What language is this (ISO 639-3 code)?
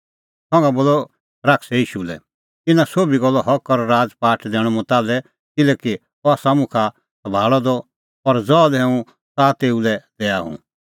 kfx